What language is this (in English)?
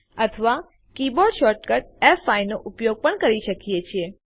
Gujarati